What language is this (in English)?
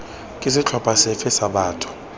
Tswana